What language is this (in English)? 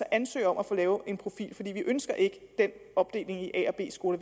Danish